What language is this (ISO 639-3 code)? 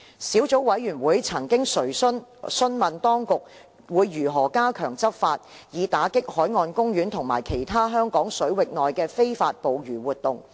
yue